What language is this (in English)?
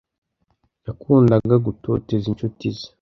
Kinyarwanda